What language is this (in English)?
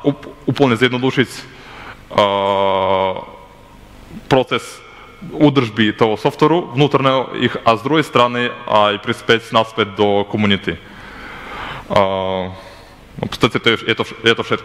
Ukrainian